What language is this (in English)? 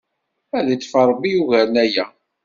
Kabyle